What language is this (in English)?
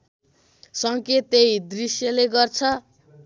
Nepali